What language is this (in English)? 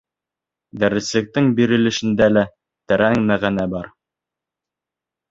Bashkir